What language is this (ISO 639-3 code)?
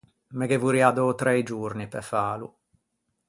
lij